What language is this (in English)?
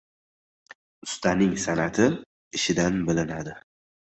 Uzbek